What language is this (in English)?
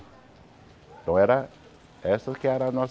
Portuguese